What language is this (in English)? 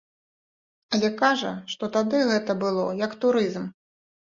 Belarusian